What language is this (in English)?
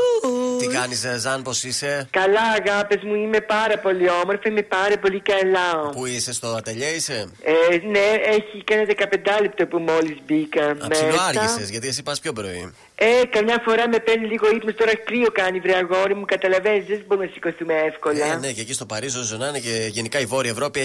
Greek